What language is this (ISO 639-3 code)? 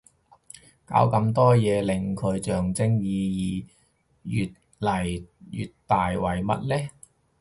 yue